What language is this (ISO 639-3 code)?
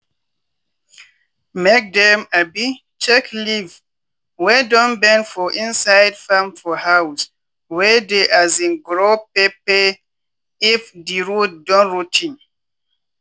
pcm